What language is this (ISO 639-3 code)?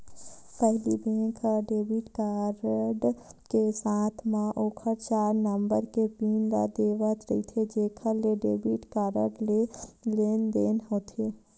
hne